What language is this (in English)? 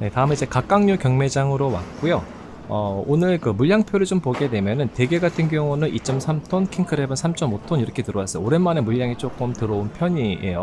Korean